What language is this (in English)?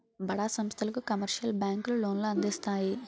Telugu